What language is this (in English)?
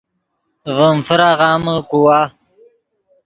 Yidgha